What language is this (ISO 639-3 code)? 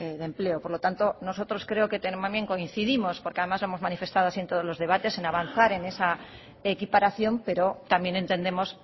spa